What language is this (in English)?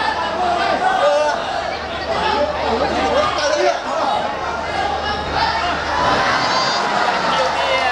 Thai